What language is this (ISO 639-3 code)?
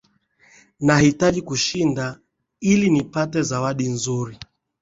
swa